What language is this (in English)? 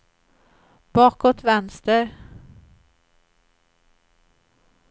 Swedish